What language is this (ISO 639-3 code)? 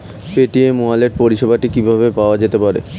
ben